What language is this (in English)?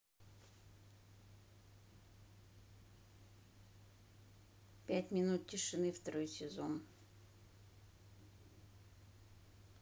Russian